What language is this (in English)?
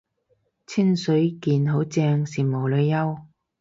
Cantonese